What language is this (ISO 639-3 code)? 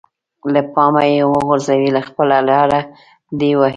pus